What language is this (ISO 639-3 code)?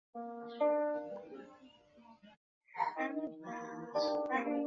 zho